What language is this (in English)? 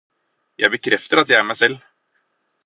Norwegian Bokmål